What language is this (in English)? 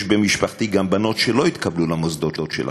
Hebrew